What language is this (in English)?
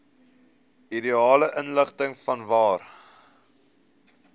Afrikaans